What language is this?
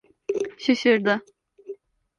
Turkish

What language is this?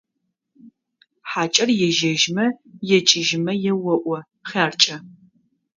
Adyghe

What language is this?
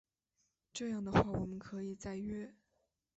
Chinese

